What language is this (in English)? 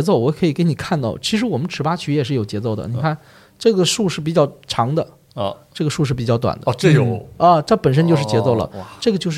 Chinese